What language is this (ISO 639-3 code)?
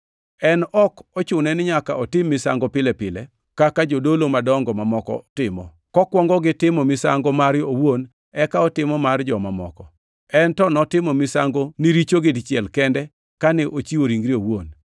luo